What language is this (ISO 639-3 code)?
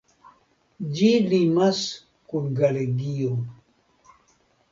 epo